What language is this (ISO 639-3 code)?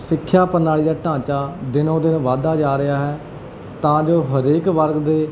pan